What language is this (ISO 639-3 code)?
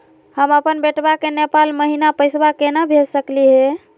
mag